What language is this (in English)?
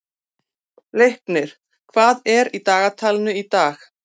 Icelandic